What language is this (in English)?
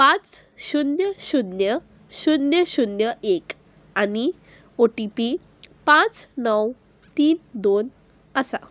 Konkani